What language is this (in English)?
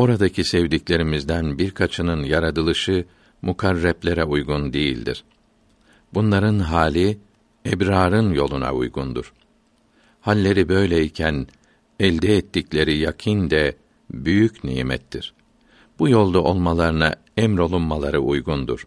Turkish